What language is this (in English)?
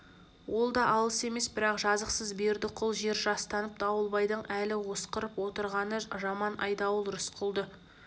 Kazakh